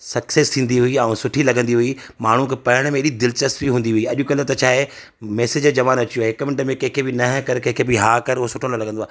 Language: Sindhi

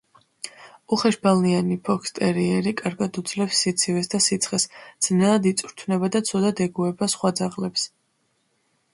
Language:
Georgian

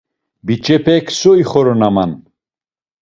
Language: Laz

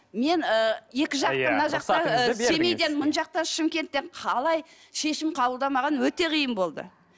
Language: Kazakh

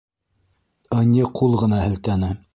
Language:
Bashkir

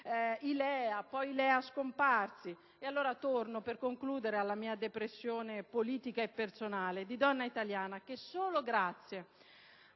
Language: Italian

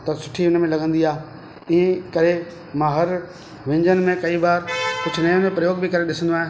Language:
Sindhi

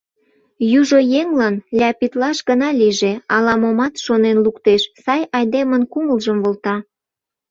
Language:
Mari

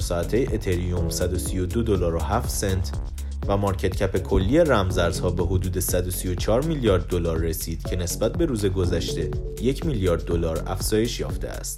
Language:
Persian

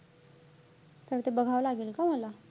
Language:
Marathi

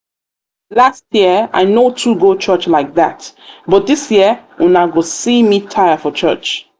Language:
Nigerian Pidgin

